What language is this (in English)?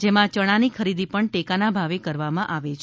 Gujarati